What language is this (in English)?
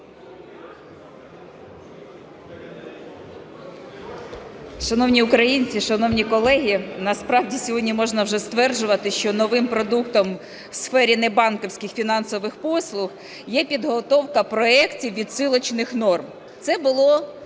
Ukrainian